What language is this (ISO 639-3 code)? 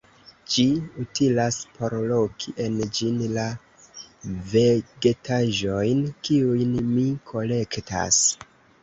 epo